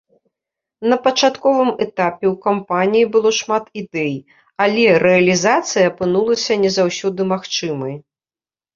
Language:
Belarusian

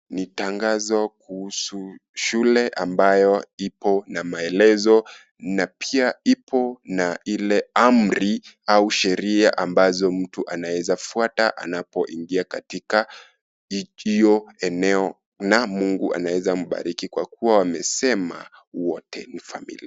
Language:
Swahili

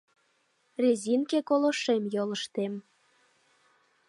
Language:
Mari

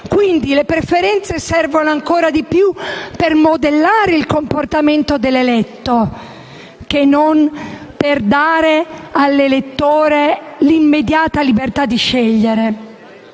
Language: Italian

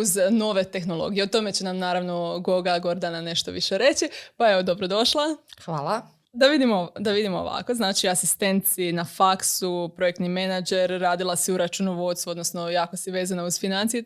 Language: Croatian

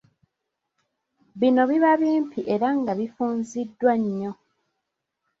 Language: Ganda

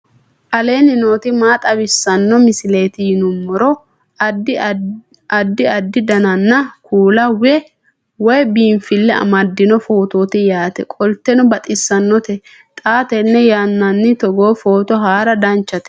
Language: Sidamo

